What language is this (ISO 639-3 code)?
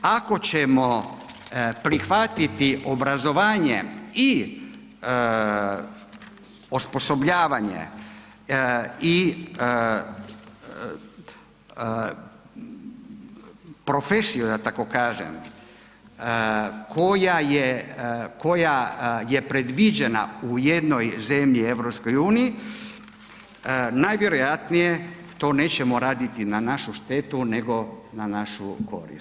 hrv